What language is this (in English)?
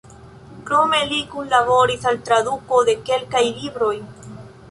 Esperanto